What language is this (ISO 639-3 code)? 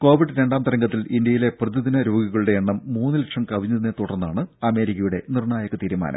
mal